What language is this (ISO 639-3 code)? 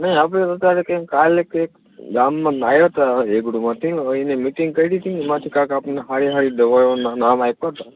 guj